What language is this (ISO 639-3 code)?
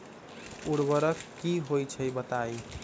mag